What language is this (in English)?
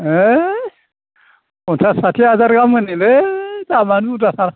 Bodo